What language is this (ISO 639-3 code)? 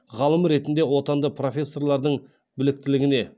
kaz